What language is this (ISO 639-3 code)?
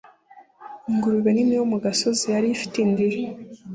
kin